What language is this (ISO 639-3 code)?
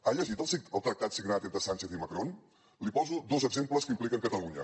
cat